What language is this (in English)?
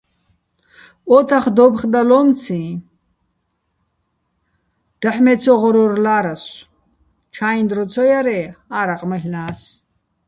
Bats